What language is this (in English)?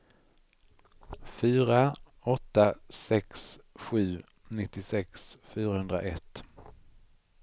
Swedish